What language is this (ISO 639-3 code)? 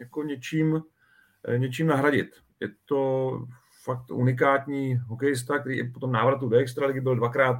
ces